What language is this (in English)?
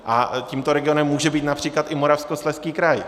Czech